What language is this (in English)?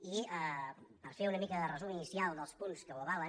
Catalan